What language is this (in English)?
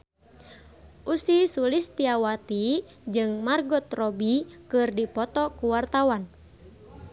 Sundanese